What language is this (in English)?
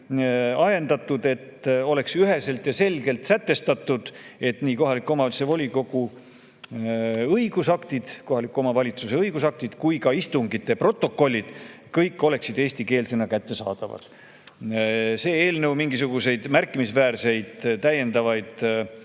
Estonian